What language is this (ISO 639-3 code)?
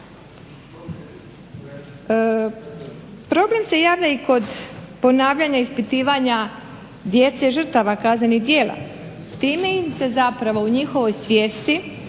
hrv